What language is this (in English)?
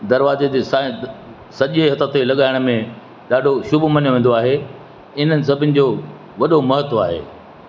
Sindhi